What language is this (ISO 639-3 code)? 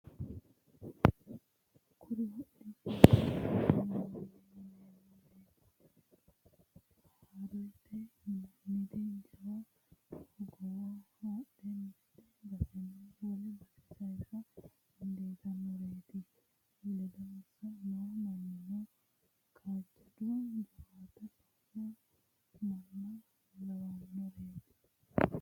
sid